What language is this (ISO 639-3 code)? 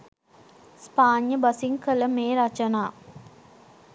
sin